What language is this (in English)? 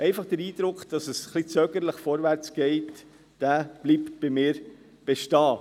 Swiss German